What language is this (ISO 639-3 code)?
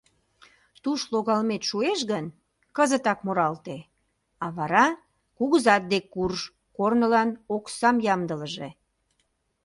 chm